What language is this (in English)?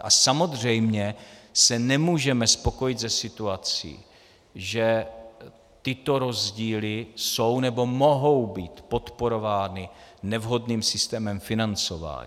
Czech